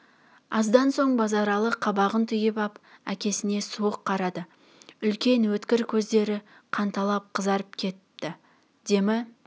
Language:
Kazakh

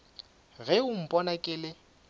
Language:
Northern Sotho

